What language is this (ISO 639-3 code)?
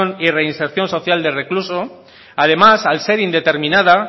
spa